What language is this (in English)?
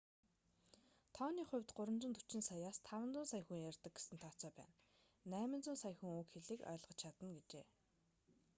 Mongolian